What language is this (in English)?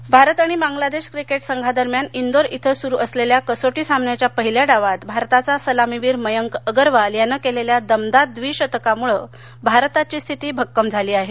Marathi